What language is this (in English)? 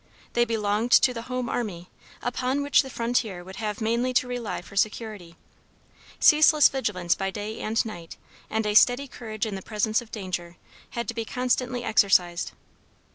English